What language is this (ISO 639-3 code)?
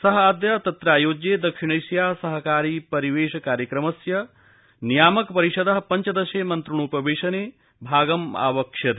san